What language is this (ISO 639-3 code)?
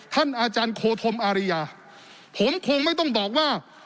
tha